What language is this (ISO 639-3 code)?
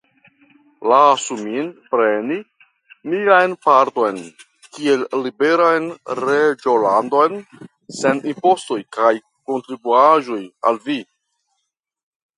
epo